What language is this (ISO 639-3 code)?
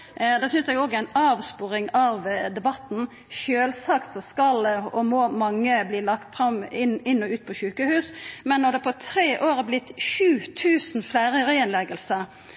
nno